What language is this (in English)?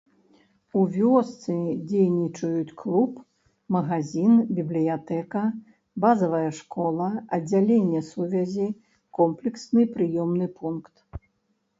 Belarusian